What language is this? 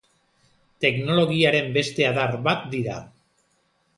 Basque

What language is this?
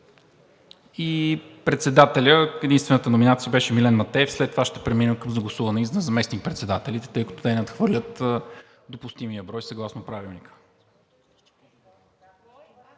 Bulgarian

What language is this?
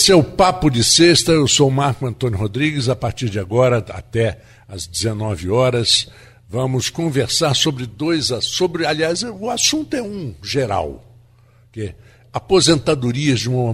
Portuguese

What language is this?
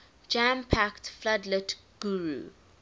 English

